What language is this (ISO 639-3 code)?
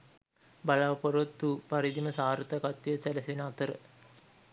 sin